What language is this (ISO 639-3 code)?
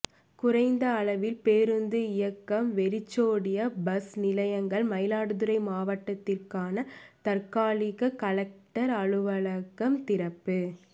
tam